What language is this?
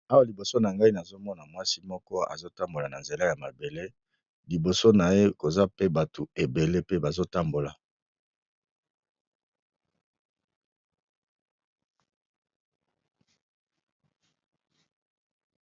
Lingala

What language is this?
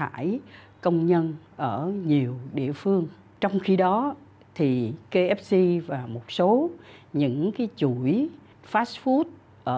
Vietnamese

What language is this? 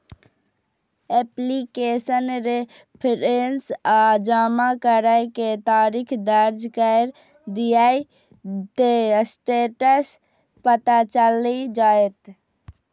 Maithili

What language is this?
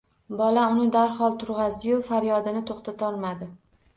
Uzbek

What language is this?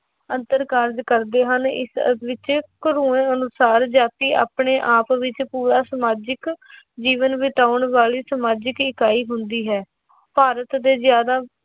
Punjabi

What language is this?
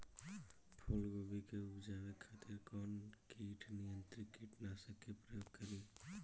Bhojpuri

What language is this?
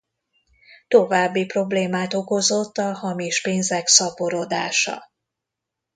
Hungarian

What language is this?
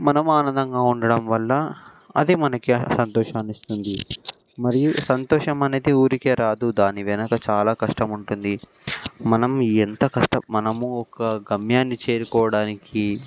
Telugu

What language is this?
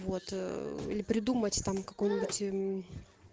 Russian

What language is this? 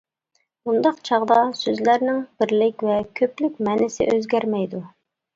Uyghur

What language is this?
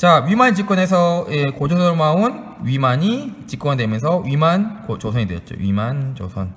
Korean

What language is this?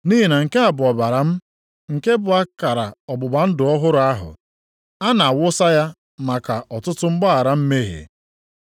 Igbo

